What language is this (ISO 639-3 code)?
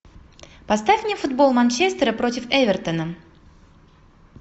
rus